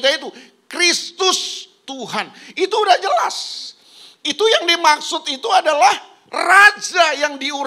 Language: Indonesian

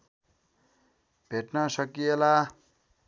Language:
Nepali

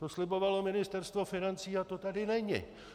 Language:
Czech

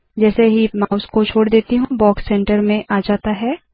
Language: Hindi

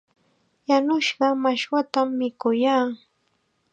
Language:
Chiquián Ancash Quechua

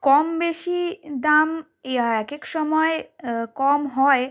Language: Bangla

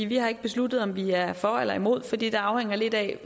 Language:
Danish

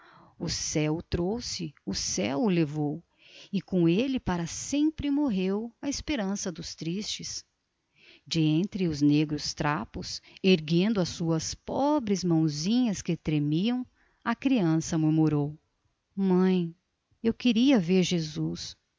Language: Portuguese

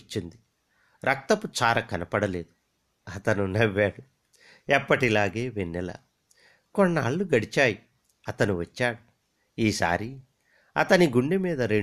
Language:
Telugu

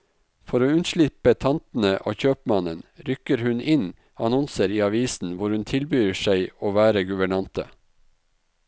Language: Norwegian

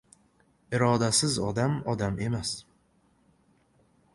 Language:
Uzbek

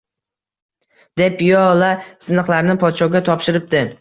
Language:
Uzbek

